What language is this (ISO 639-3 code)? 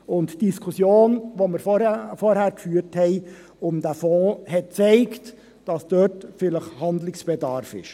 gsw